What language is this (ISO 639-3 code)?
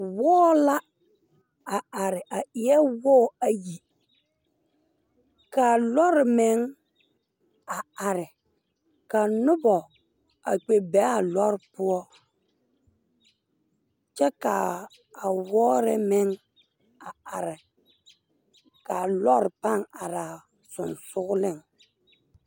dga